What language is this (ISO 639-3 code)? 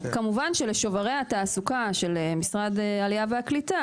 heb